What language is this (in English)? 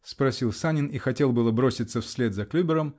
Russian